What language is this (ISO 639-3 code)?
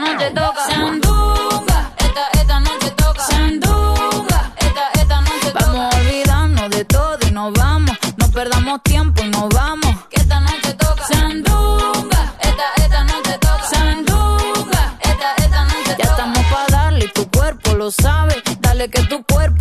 fas